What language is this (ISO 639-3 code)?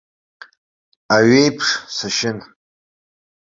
abk